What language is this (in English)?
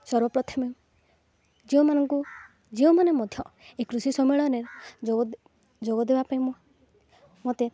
Odia